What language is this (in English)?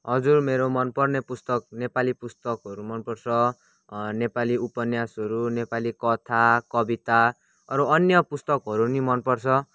Nepali